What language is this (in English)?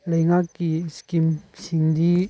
Manipuri